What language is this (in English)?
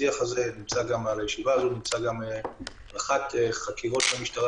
Hebrew